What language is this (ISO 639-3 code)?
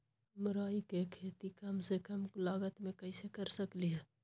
mag